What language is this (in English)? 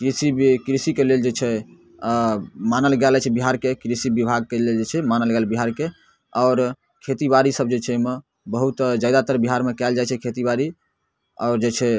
Maithili